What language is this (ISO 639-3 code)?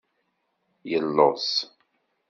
kab